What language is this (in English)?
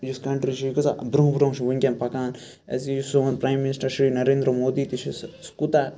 Kashmiri